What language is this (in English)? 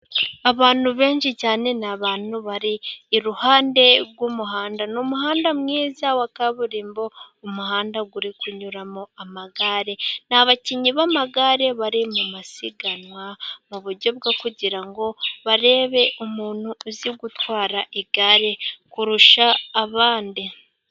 Kinyarwanda